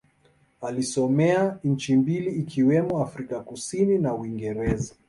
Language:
Swahili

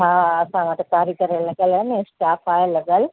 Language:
Sindhi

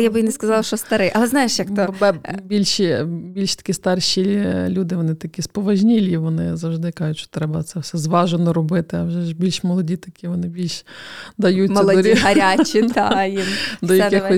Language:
Ukrainian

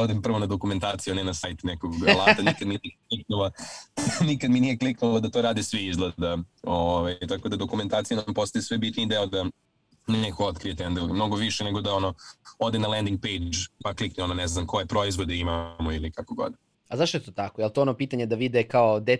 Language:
Croatian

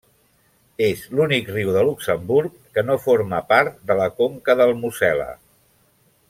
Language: Catalan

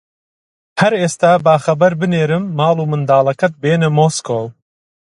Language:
Central Kurdish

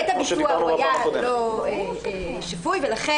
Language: Hebrew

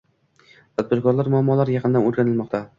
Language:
Uzbek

